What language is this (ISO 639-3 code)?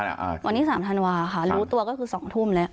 tha